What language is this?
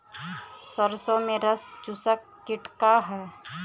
Bhojpuri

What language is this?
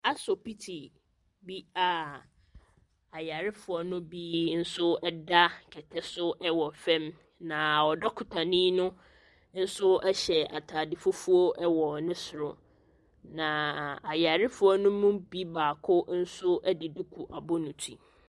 Akan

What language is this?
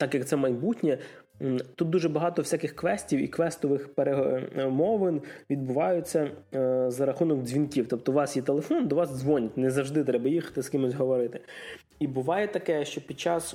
Ukrainian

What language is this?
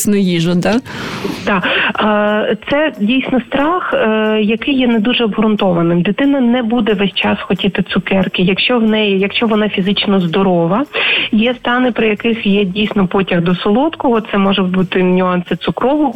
Ukrainian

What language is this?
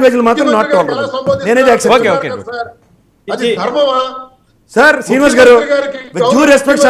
Telugu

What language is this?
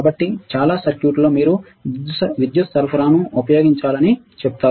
Telugu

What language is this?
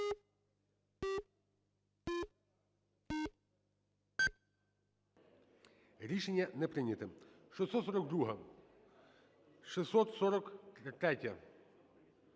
Ukrainian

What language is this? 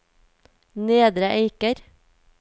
Norwegian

